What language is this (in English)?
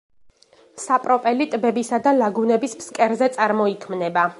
Georgian